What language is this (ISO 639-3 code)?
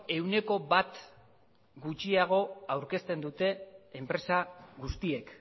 eus